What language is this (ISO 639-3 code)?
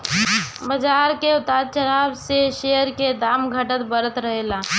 bho